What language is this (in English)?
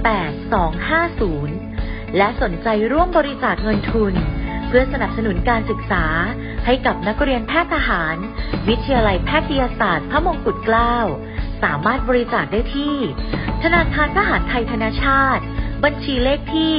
Thai